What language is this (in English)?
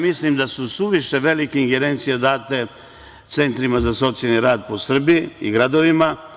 Serbian